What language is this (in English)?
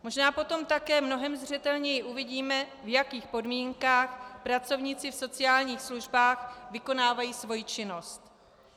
Czech